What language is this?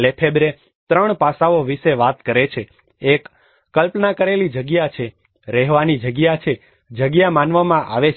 Gujarati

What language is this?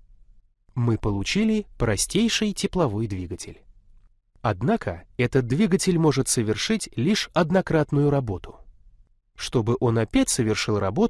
Russian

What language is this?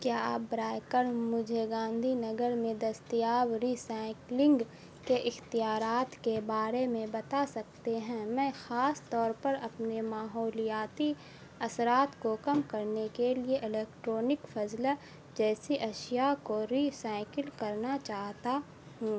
Urdu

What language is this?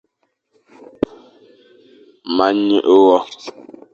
Fang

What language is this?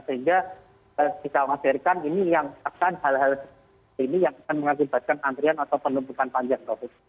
Indonesian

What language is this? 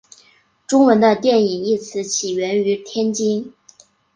Chinese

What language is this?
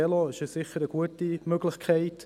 Swiss German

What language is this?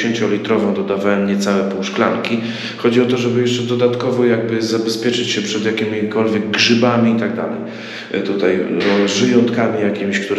Polish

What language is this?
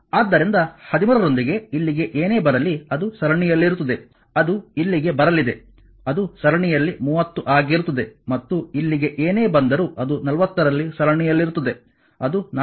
Kannada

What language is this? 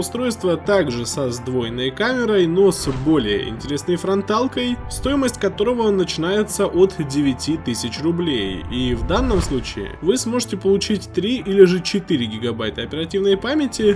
Russian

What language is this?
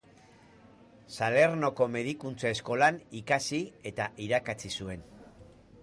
Basque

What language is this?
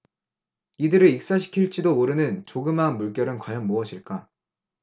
Korean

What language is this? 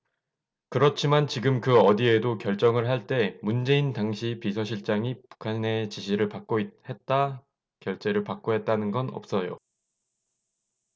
Korean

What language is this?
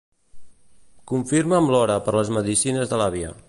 Catalan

